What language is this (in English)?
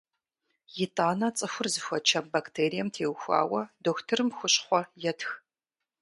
Kabardian